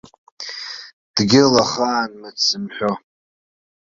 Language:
Abkhazian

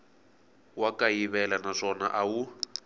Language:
Tsonga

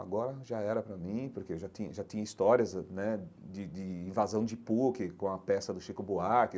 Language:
Portuguese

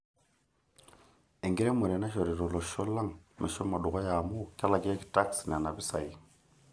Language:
Masai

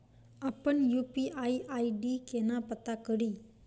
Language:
Maithili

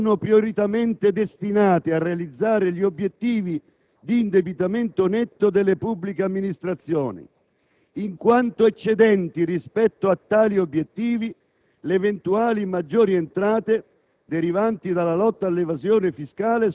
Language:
Italian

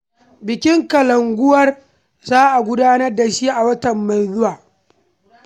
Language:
Hausa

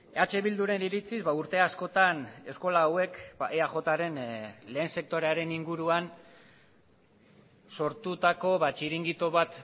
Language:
Basque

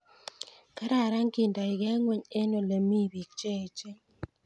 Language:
Kalenjin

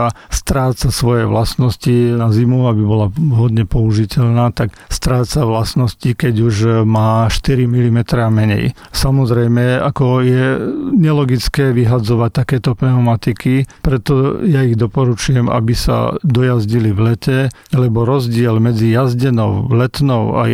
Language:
Slovak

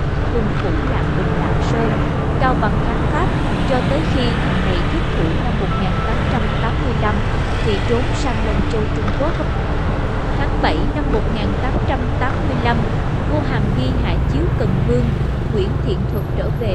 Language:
Vietnamese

